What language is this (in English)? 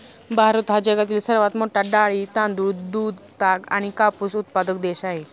Marathi